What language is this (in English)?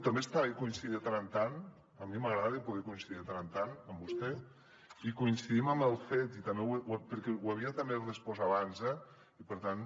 Catalan